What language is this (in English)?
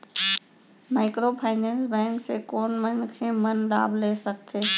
Chhattisgarhi